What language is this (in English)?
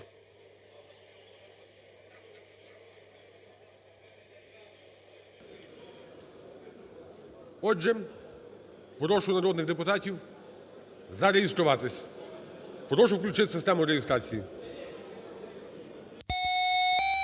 Ukrainian